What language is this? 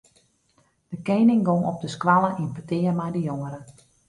Western Frisian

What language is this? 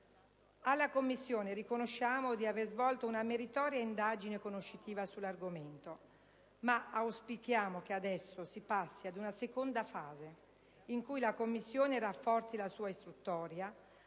Italian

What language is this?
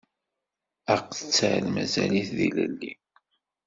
Kabyle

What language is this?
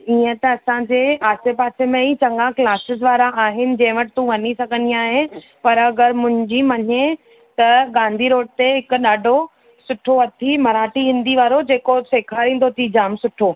Sindhi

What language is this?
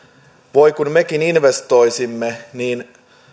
Finnish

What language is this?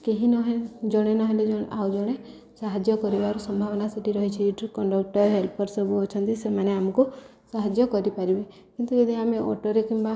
Odia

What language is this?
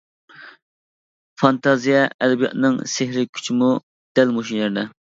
Uyghur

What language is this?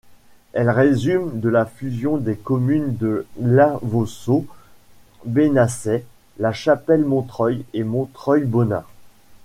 French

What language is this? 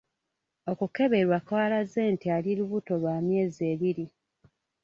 Ganda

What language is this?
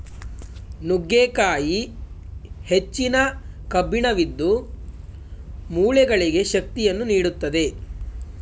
Kannada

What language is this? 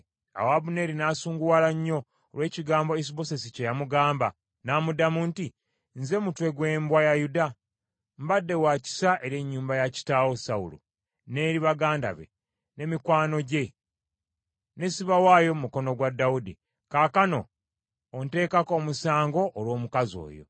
Ganda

